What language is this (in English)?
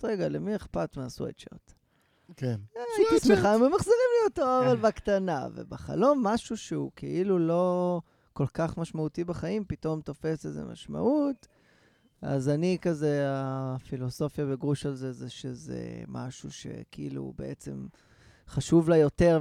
Hebrew